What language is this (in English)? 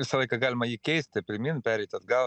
Lithuanian